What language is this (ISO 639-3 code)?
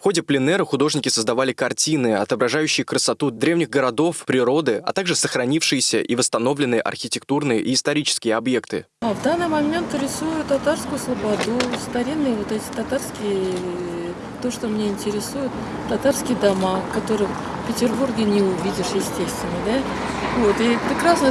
rus